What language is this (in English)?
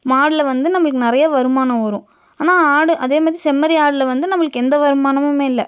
Tamil